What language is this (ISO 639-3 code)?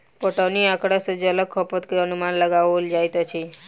mai